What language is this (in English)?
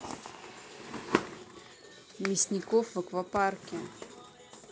Russian